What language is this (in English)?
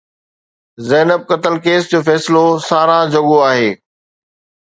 Sindhi